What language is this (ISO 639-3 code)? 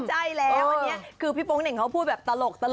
tha